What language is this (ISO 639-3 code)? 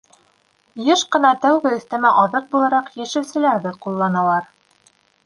bak